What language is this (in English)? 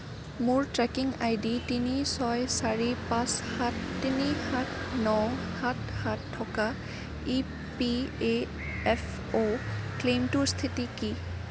Assamese